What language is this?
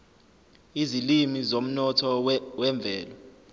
Zulu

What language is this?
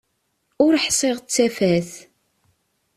Kabyle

